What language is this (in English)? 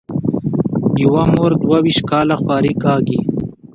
Pashto